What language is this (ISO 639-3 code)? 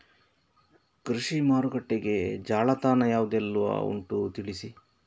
kan